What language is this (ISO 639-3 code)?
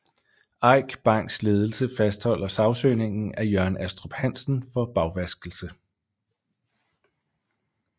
dan